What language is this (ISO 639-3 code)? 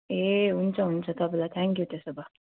nep